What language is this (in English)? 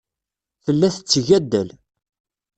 Kabyle